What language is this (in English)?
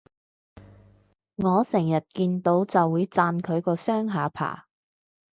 Cantonese